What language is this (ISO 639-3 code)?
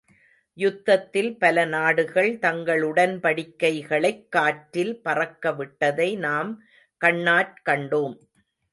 tam